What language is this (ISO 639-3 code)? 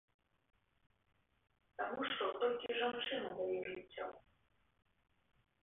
bel